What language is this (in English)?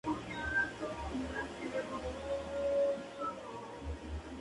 Spanish